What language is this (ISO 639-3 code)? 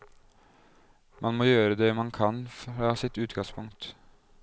nor